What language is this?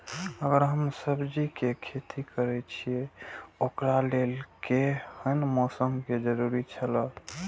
Maithili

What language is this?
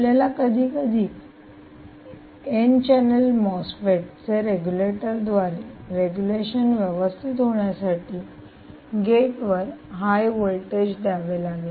Marathi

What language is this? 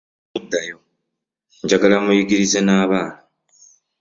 Ganda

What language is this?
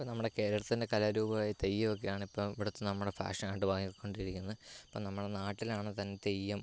Malayalam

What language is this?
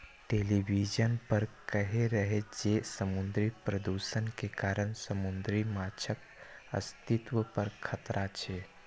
Maithili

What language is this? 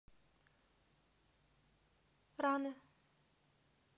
Russian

